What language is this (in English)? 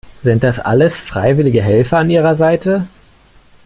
German